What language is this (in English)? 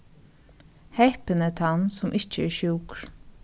Faroese